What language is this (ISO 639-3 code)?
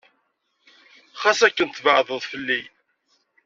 kab